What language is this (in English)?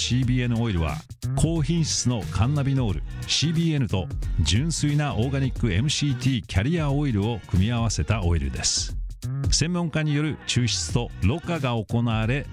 Japanese